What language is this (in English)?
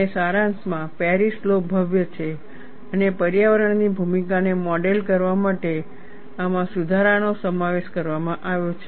Gujarati